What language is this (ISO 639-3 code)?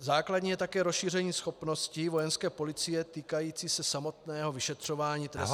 ces